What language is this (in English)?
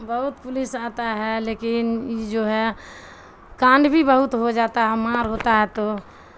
Urdu